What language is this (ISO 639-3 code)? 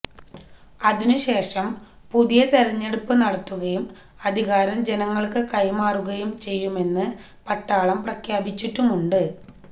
mal